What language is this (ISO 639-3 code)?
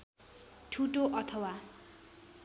nep